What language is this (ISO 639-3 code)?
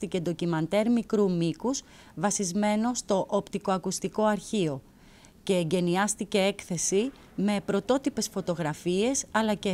ell